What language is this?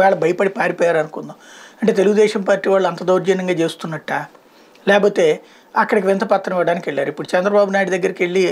Hindi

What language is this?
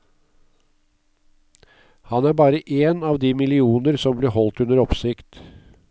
Norwegian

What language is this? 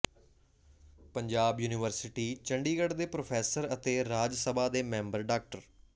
Punjabi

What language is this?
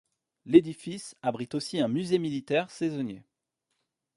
French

